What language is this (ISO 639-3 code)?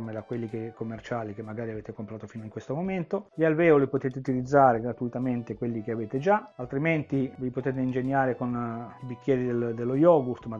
ita